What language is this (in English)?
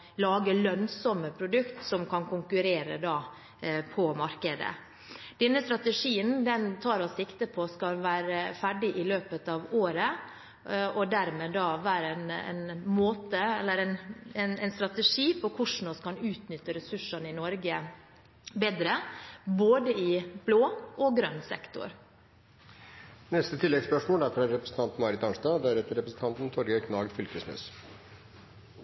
Norwegian